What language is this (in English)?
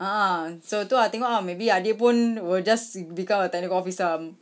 English